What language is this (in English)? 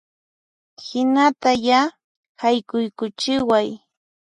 Puno Quechua